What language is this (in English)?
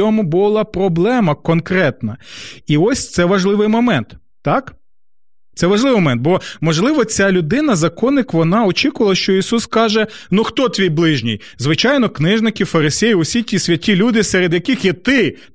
Ukrainian